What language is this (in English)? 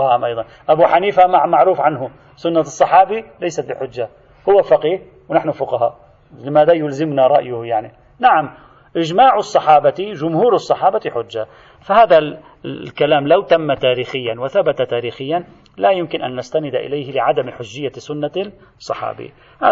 Arabic